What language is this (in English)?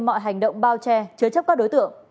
Vietnamese